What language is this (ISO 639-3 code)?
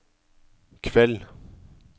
nor